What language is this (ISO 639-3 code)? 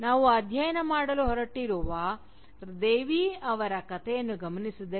kan